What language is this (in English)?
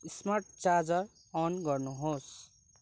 Nepali